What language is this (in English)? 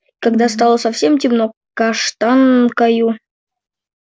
Russian